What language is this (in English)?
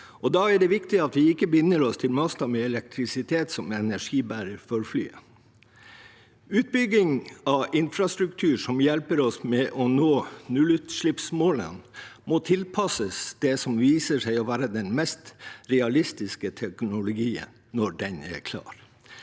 Norwegian